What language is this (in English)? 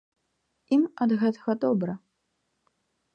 Belarusian